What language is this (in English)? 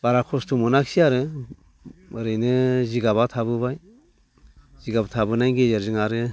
Bodo